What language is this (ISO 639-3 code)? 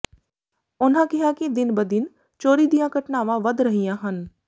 pan